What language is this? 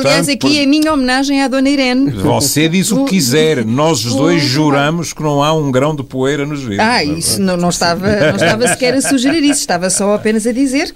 Portuguese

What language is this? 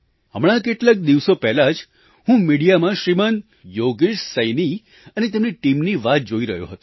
Gujarati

